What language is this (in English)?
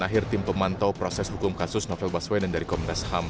Indonesian